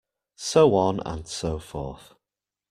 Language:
English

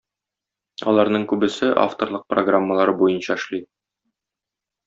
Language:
Tatar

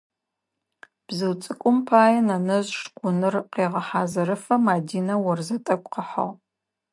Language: Adyghe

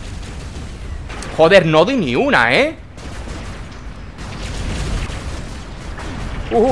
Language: Spanish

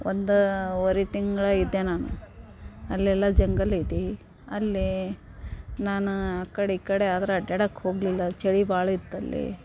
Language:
Kannada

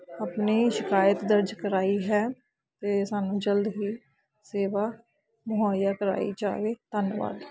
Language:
Punjabi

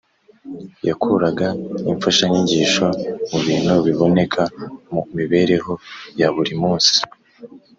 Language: Kinyarwanda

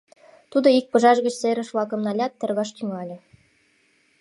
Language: Mari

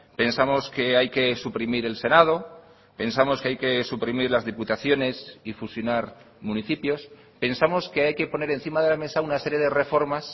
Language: Spanish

